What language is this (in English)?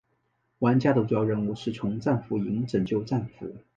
Chinese